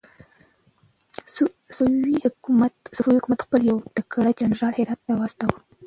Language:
Pashto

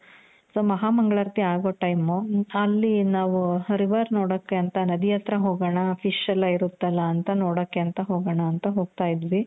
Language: Kannada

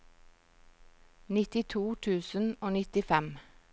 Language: Norwegian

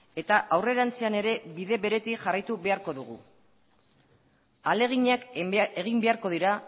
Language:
Basque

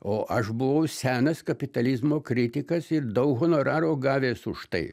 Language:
Lithuanian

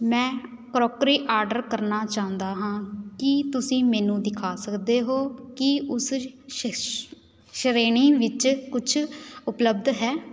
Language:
Punjabi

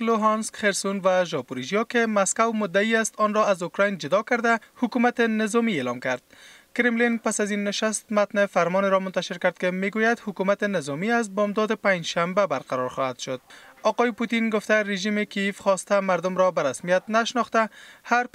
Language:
Persian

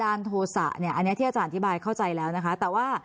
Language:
Thai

